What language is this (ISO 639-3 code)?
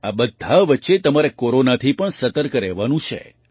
guj